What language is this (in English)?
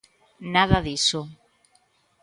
Galician